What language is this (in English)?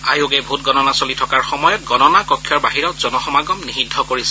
Assamese